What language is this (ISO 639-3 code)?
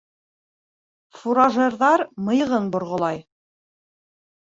bak